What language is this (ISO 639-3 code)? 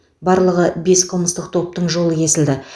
kaz